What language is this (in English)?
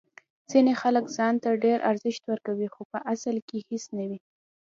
Pashto